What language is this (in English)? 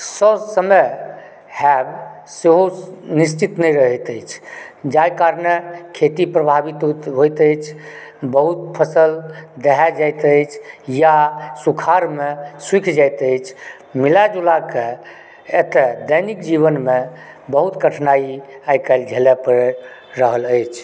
Maithili